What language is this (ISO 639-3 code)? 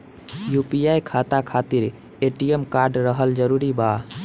bho